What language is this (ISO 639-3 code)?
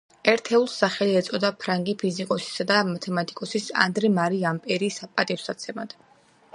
kat